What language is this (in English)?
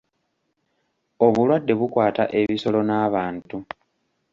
Ganda